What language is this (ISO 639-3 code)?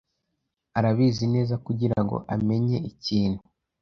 kin